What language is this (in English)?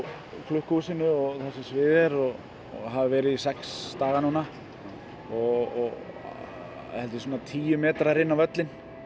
Icelandic